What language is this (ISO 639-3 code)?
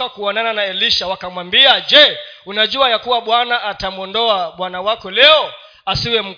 swa